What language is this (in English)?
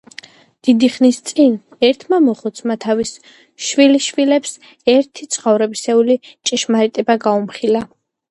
Georgian